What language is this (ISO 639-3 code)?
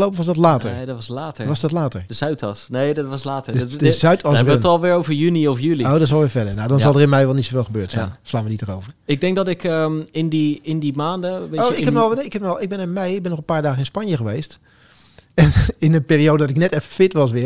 nld